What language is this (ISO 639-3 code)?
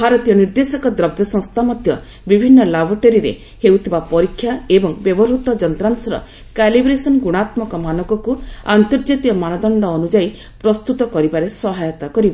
ori